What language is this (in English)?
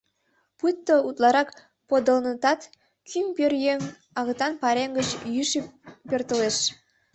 Mari